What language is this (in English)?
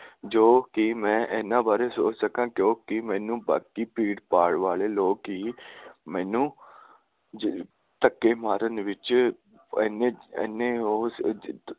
Punjabi